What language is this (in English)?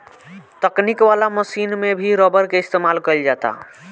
Bhojpuri